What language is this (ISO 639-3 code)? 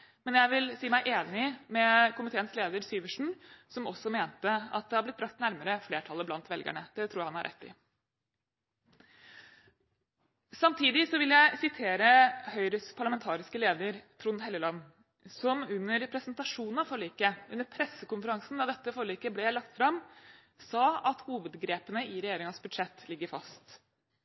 nob